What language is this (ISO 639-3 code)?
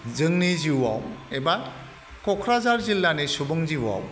brx